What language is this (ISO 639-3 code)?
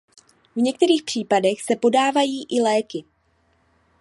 ces